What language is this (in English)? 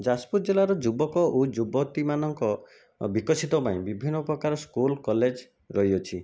Odia